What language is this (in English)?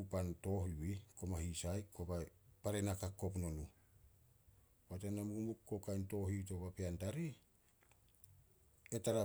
Solos